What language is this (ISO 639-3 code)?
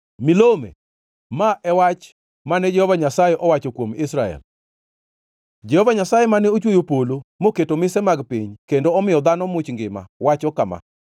luo